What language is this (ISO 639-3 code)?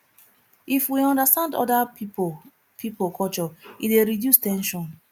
pcm